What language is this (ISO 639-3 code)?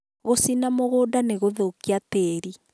kik